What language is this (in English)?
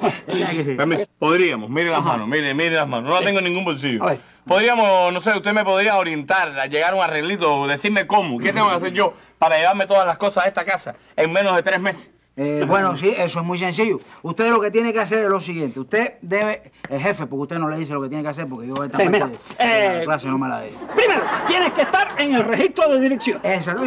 Spanish